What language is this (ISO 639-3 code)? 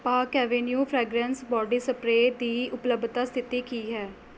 pan